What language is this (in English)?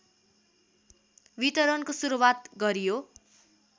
Nepali